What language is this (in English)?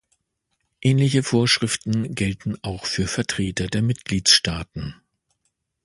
German